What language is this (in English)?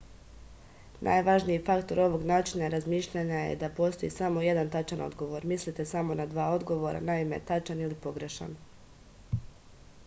Serbian